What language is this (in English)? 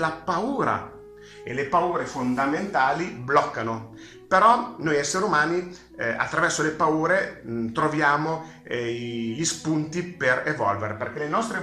Italian